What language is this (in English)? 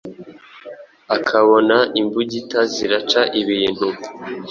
Kinyarwanda